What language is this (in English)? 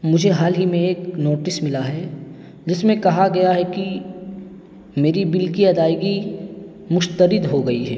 Urdu